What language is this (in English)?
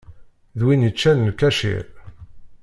Kabyle